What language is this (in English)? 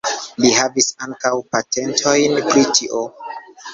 Esperanto